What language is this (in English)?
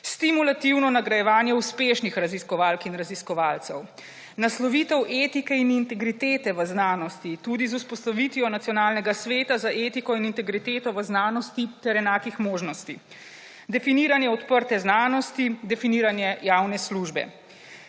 Slovenian